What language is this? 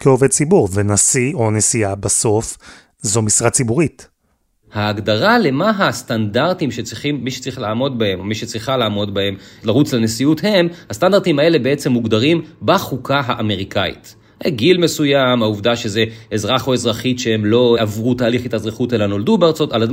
Hebrew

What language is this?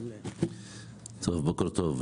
Hebrew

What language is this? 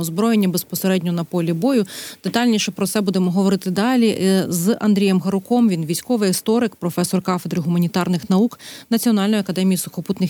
Ukrainian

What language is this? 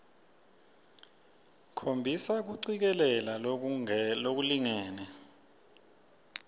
Swati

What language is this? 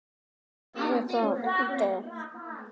Icelandic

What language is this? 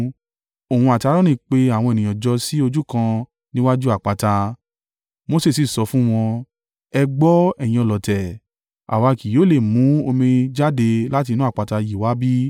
Yoruba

